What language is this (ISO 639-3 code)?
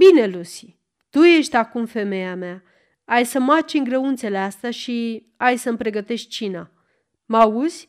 ron